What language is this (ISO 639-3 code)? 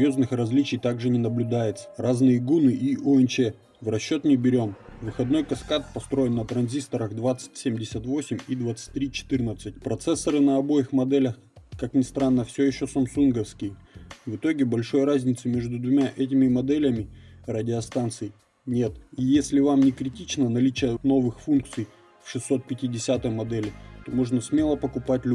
rus